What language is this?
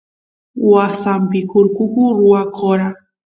Santiago del Estero Quichua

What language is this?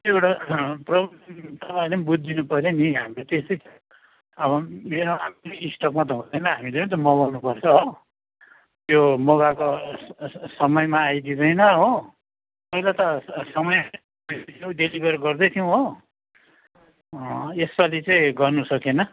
Nepali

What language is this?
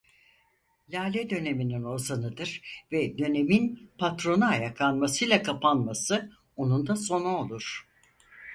Turkish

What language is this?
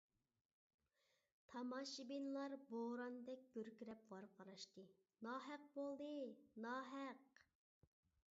Uyghur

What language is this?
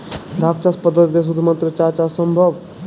Bangla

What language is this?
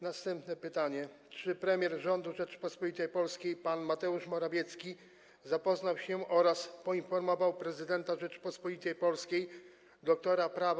Polish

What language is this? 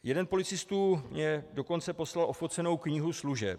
Czech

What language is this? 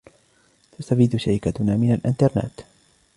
Arabic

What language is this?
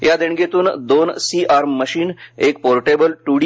Marathi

